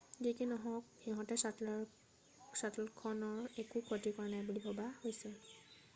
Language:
Assamese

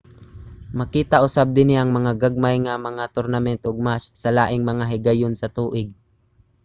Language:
Cebuano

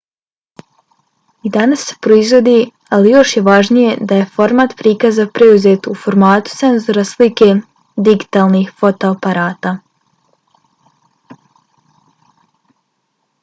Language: Bosnian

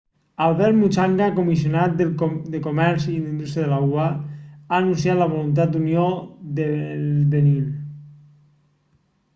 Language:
Catalan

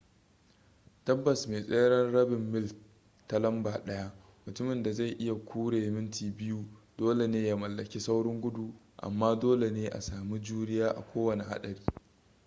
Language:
Hausa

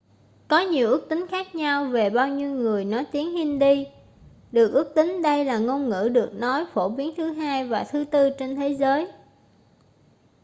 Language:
Vietnamese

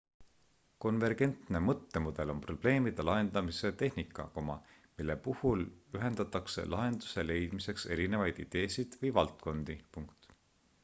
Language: Estonian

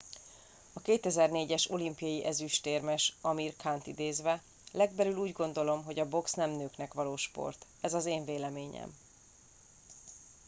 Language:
Hungarian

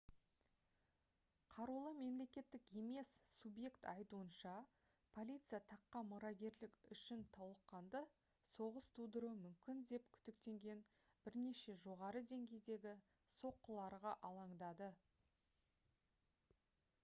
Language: Kazakh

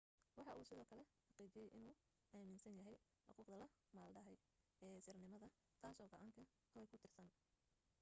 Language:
Somali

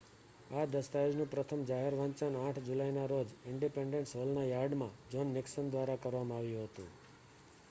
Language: Gujarati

